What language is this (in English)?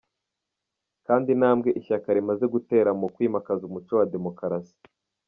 Kinyarwanda